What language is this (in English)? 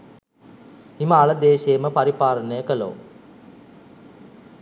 Sinhala